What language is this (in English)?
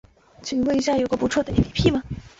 Chinese